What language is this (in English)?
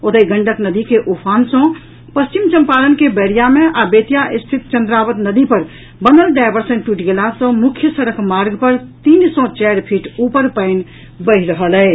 Maithili